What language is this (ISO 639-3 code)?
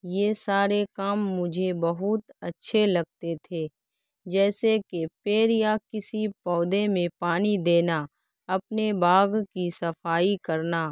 urd